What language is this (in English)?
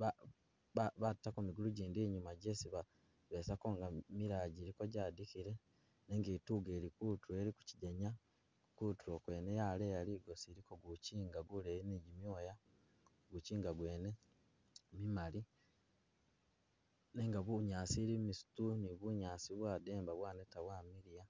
Masaaba